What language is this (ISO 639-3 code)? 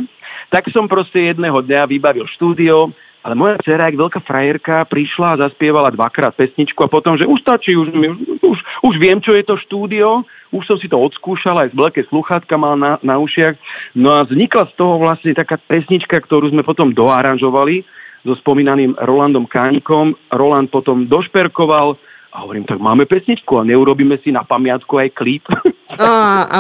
slk